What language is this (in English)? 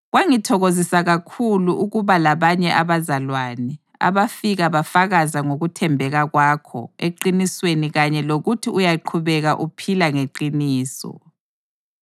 North Ndebele